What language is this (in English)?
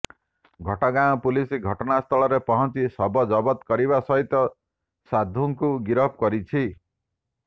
Odia